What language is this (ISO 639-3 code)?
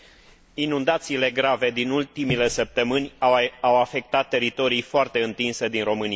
ron